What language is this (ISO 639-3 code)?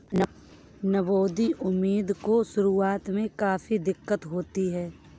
hin